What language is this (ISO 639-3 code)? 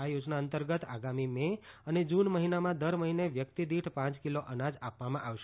guj